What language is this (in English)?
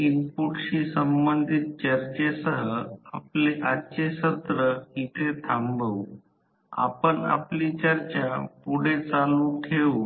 Marathi